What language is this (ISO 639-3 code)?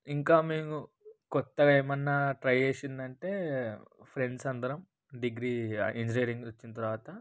tel